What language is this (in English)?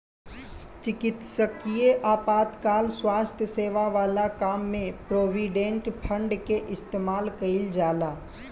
Bhojpuri